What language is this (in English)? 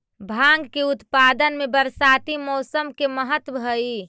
Magahi